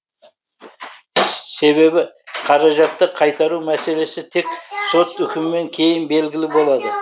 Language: Kazakh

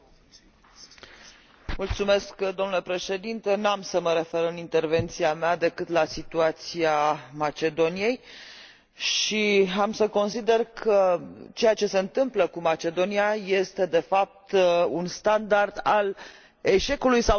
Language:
Romanian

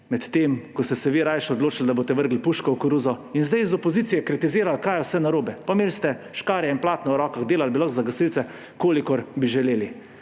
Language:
Slovenian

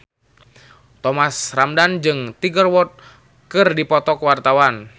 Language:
Sundanese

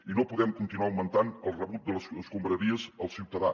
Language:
Catalan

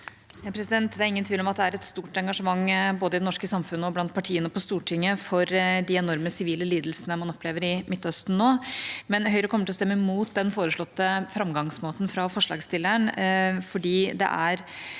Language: Norwegian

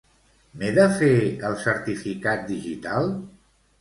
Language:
Catalan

